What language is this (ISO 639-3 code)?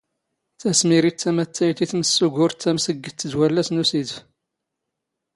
zgh